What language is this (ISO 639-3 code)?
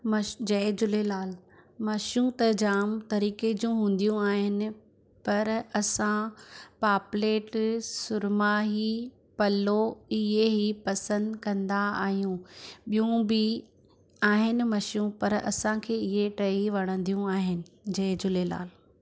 snd